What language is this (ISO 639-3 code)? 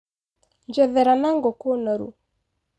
kik